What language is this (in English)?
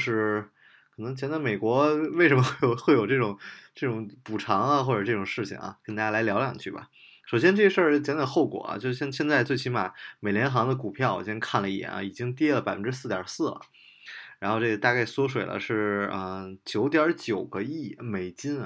Chinese